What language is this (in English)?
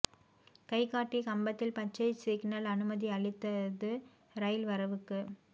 Tamil